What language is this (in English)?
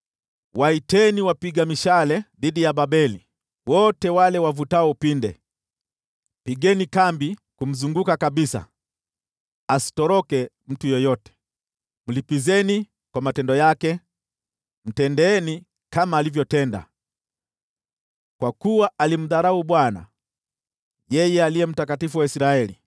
Swahili